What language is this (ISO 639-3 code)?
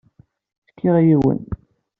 kab